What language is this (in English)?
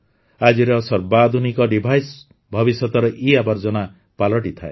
Odia